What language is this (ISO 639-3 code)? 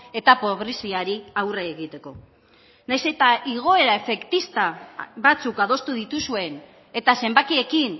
eus